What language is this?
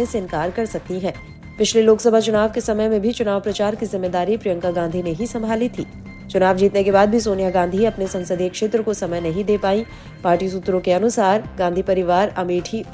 Hindi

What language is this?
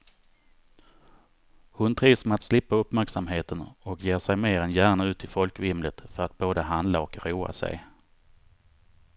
Swedish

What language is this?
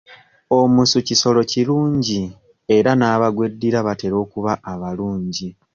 Ganda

